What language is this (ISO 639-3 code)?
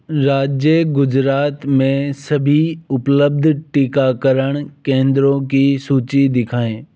hin